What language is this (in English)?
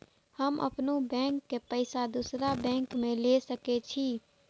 Maithili